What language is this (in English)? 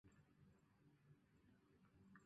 Chinese